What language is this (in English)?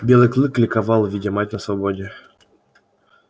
Russian